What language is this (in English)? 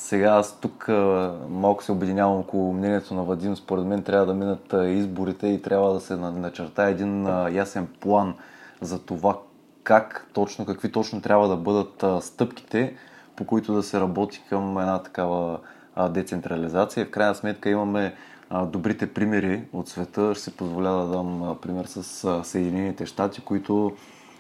Bulgarian